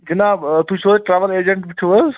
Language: Kashmiri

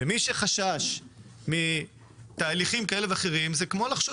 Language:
Hebrew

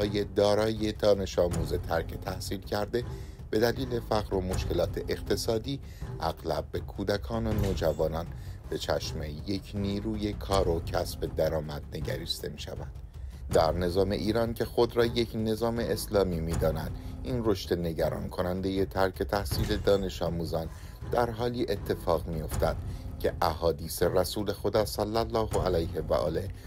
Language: Persian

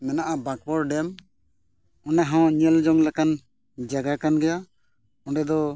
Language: Santali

